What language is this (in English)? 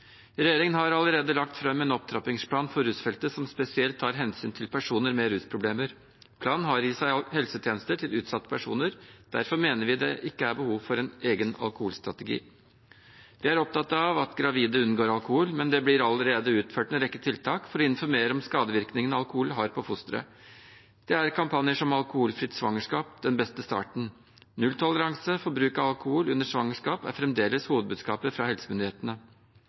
Norwegian Bokmål